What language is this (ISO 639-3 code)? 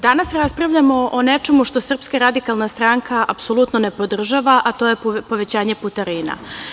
srp